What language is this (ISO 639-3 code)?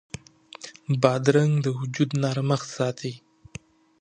pus